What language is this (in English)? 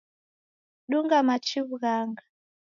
Taita